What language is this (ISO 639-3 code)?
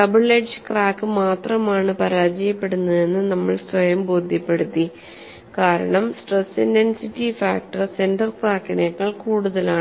mal